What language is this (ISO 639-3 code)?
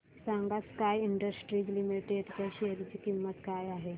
mar